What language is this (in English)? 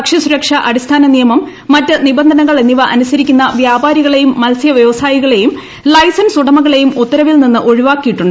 Malayalam